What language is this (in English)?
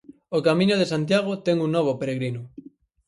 Galician